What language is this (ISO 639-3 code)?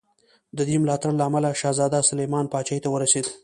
pus